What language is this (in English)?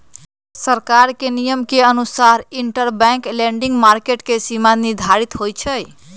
Magahi